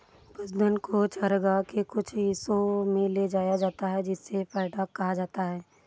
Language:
Hindi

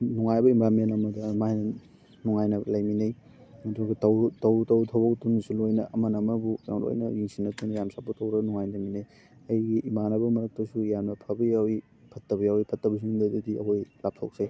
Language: Manipuri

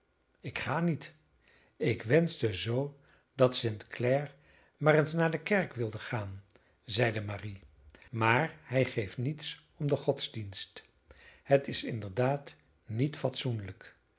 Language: Dutch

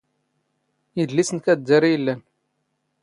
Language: Standard Moroccan Tamazight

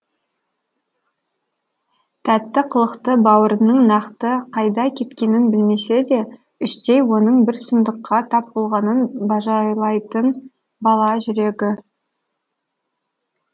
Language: Kazakh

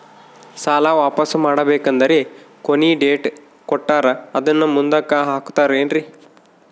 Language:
Kannada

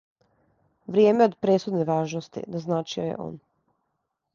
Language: Serbian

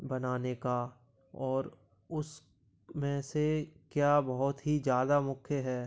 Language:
Hindi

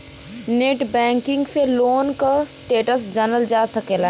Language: Bhojpuri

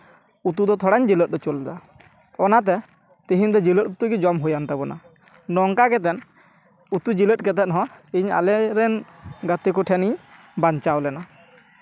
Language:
Santali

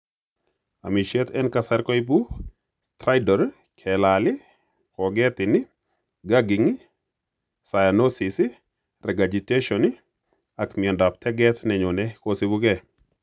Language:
Kalenjin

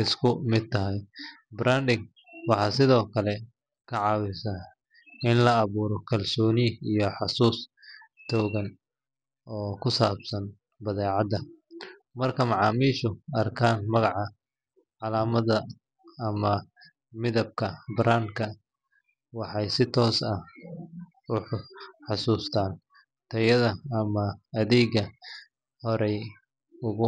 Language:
Somali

